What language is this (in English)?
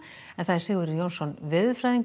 Icelandic